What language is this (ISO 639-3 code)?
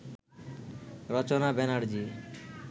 ben